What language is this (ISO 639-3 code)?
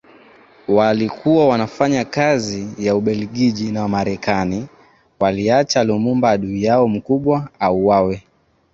swa